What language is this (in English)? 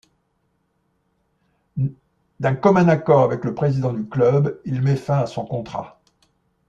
French